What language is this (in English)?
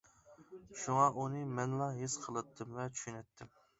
Uyghur